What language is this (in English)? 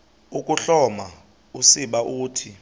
Xhosa